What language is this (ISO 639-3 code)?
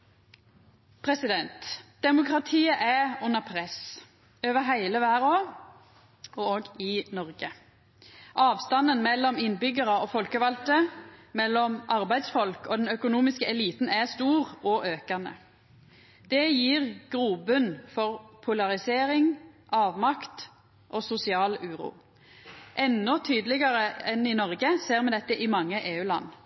nno